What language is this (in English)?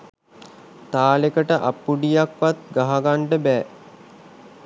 Sinhala